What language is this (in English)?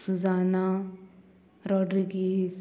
Konkani